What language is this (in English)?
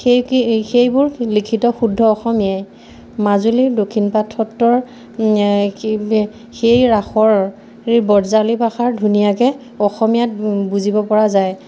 Assamese